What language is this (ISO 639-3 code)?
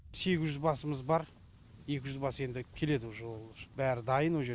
kaz